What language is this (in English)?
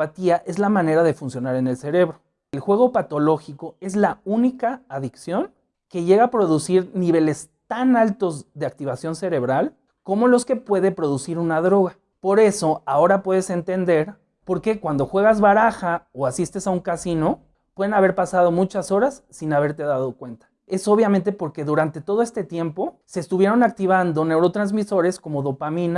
Spanish